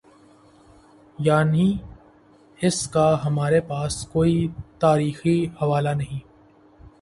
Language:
Urdu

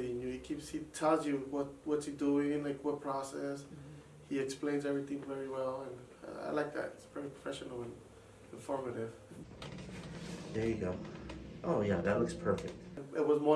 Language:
English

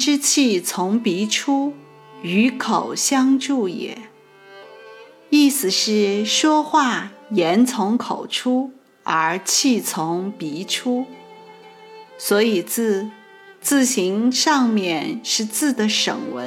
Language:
Chinese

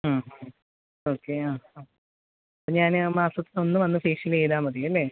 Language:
Malayalam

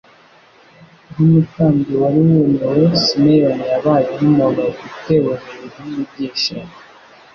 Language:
Kinyarwanda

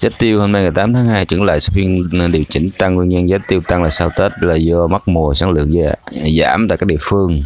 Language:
Vietnamese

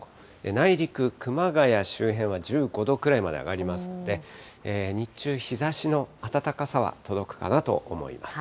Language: Japanese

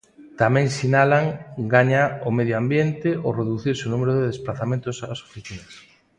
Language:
Galician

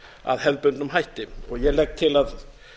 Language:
Icelandic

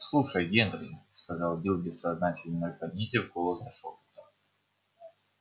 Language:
Russian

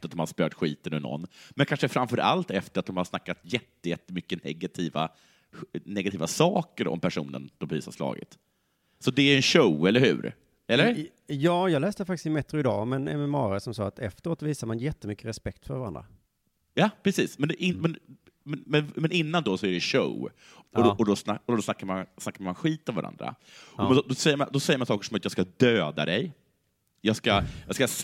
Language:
Swedish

